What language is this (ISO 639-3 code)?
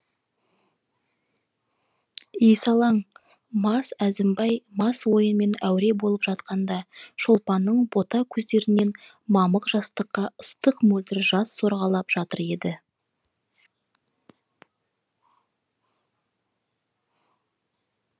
kaz